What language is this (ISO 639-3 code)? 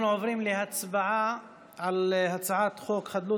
heb